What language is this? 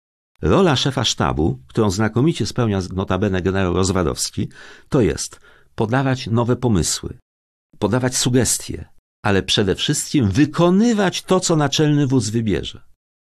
Polish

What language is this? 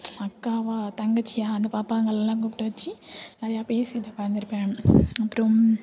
Tamil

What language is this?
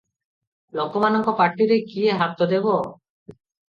Odia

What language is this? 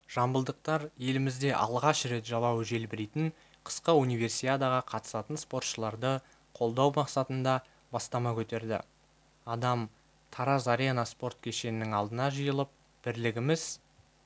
Kazakh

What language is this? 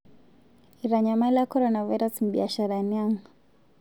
Masai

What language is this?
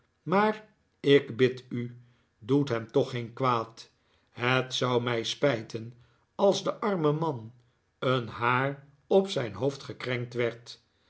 Dutch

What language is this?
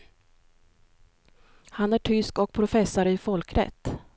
Swedish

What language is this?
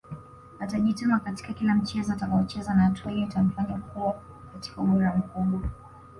Swahili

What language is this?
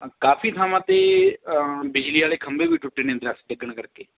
Punjabi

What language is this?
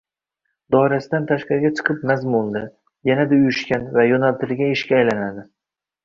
Uzbek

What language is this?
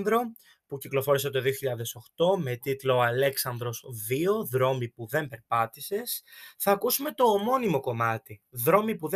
Greek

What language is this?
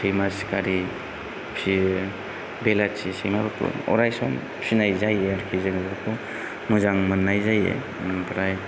Bodo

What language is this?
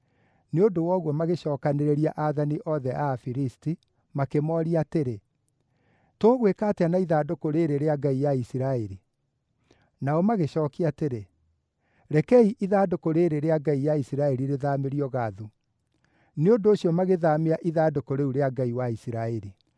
Kikuyu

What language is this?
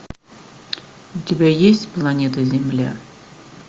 Russian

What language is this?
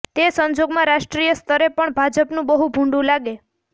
Gujarati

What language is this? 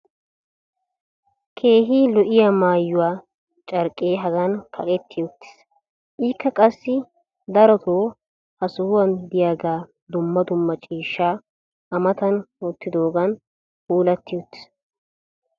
Wolaytta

